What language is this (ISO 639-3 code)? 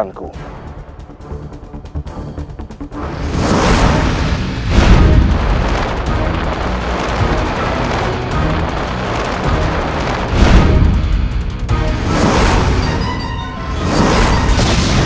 ind